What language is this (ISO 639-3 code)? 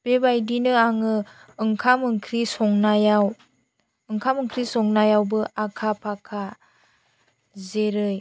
brx